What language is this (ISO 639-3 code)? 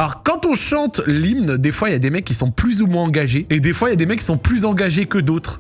fra